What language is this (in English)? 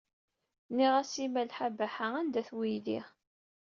Kabyle